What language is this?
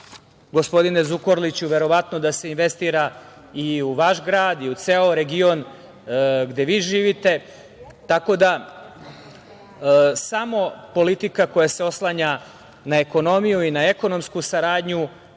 Serbian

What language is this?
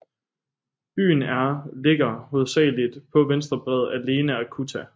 Danish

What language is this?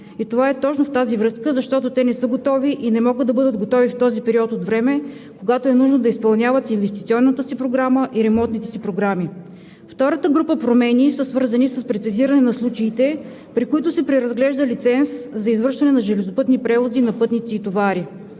Bulgarian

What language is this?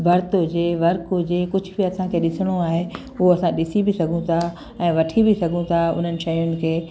Sindhi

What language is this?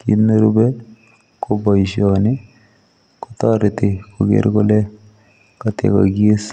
Kalenjin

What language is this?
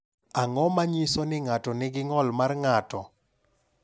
Luo (Kenya and Tanzania)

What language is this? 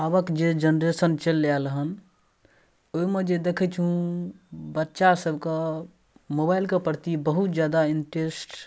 Maithili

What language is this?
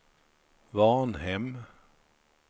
Swedish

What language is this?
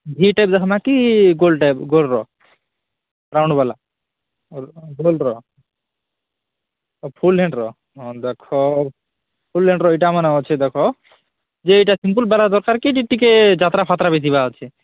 Odia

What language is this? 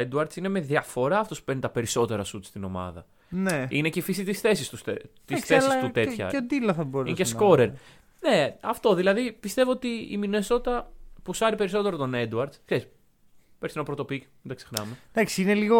Greek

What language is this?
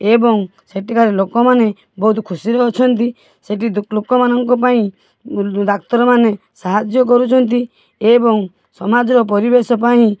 Odia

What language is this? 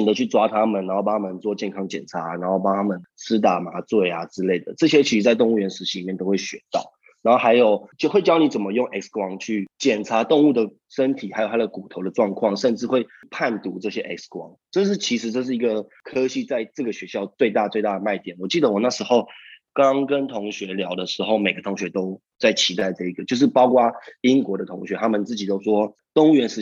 Chinese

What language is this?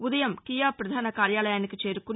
Telugu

